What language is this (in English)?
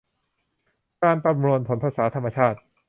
Thai